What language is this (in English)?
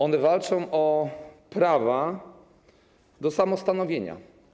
Polish